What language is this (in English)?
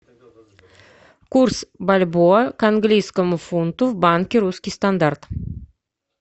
Russian